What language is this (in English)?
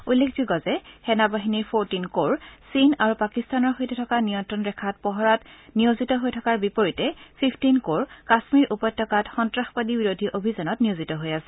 Assamese